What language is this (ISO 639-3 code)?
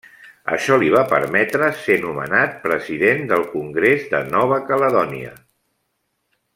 cat